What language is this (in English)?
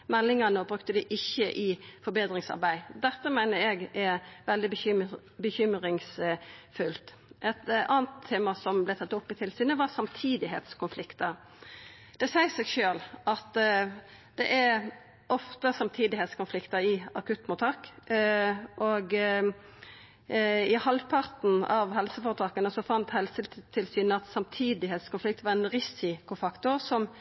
Norwegian Nynorsk